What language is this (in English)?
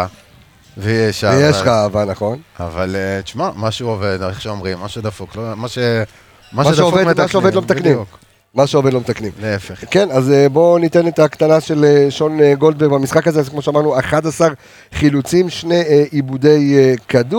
Hebrew